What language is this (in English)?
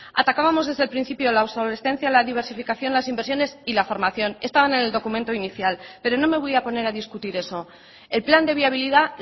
Spanish